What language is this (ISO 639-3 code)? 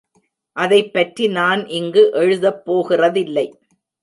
tam